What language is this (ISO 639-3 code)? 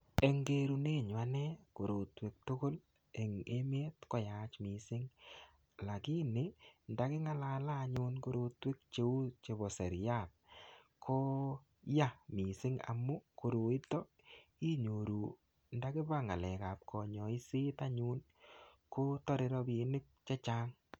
kln